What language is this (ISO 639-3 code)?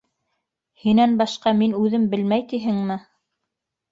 bak